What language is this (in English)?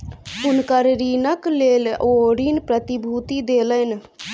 Maithili